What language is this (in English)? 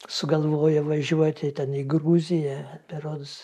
Lithuanian